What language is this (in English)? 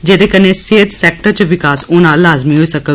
Dogri